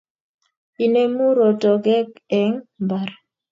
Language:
Kalenjin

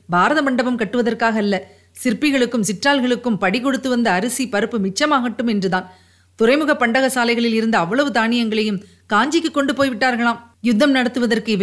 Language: Tamil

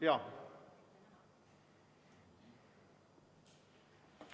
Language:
Estonian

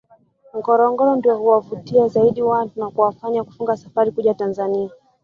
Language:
Swahili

